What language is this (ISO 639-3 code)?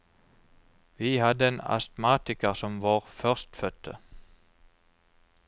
nor